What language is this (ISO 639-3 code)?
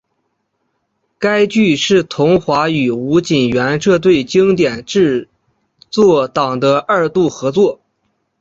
zho